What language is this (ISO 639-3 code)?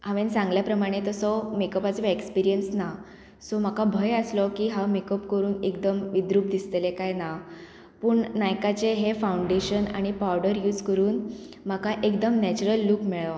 kok